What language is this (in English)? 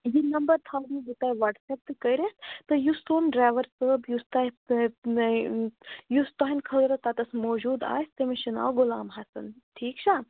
Kashmiri